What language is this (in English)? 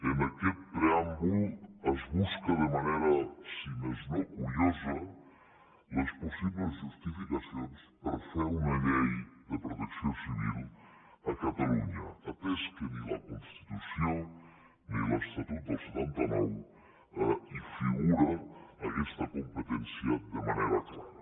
Catalan